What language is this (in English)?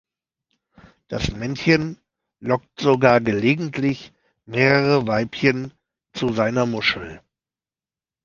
German